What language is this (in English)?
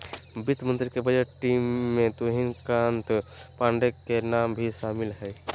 Magahi